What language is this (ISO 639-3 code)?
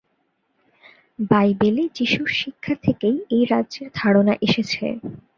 ben